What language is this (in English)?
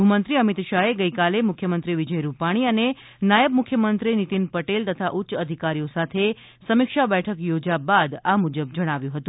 Gujarati